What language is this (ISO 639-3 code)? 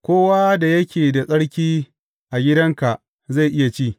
hau